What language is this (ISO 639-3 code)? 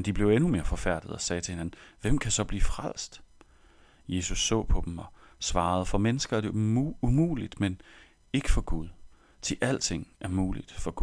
dan